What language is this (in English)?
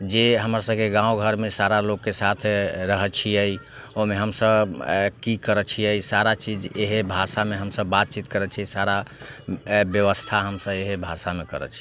Maithili